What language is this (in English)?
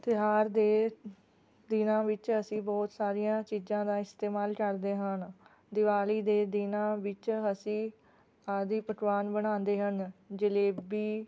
Punjabi